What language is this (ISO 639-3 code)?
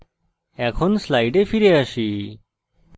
ben